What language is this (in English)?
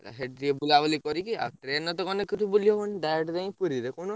Odia